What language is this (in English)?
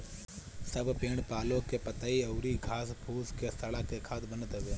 Bhojpuri